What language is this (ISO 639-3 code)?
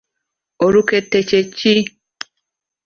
lug